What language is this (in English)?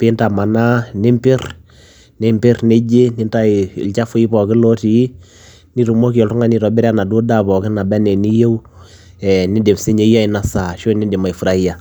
Masai